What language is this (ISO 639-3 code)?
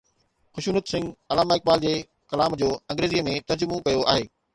snd